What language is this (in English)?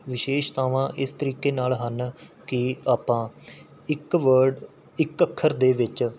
Punjabi